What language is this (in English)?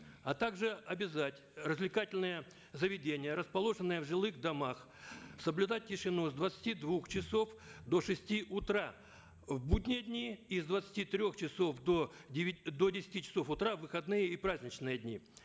Kazakh